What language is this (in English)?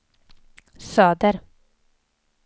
Swedish